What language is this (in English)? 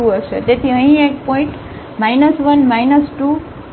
Gujarati